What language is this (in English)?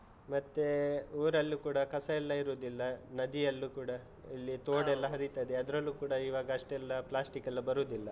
Kannada